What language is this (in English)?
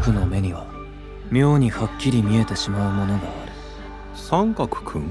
Japanese